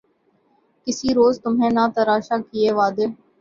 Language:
Urdu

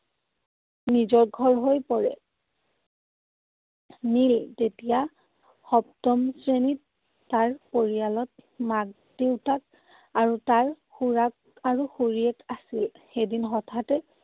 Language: Assamese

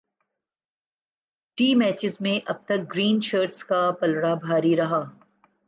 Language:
Urdu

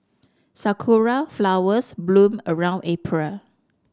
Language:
English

